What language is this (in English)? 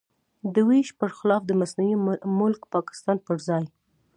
Pashto